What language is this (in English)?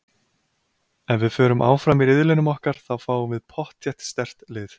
Icelandic